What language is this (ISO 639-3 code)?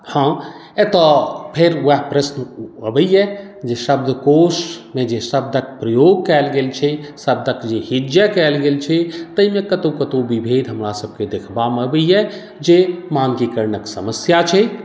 mai